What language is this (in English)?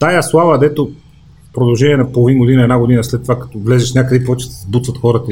Bulgarian